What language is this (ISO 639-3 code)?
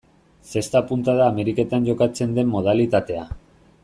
eus